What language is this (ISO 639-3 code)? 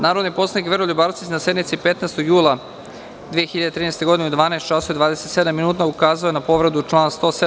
srp